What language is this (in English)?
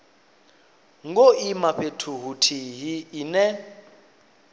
Venda